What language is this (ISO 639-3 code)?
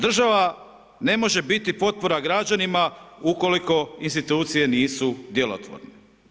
hrv